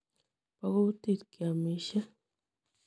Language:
Kalenjin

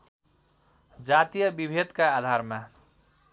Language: Nepali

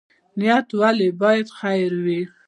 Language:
Pashto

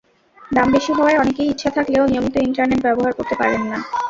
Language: Bangla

